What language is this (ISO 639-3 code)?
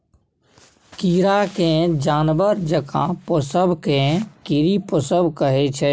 mai